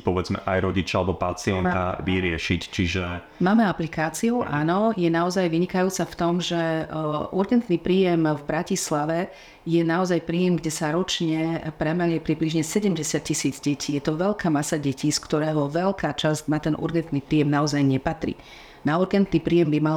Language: Slovak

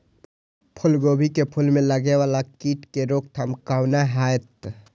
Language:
Maithili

